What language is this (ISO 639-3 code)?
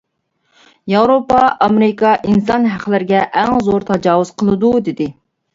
uig